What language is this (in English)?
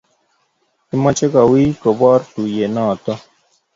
Kalenjin